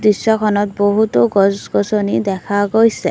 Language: Assamese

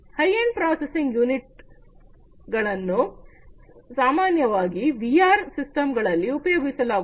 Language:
Kannada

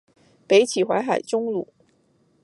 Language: Chinese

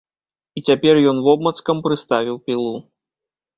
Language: Belarusian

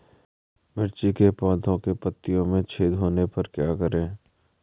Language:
Hindi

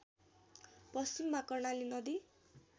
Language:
Nepali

